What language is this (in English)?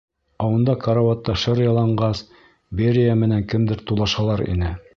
Bashkir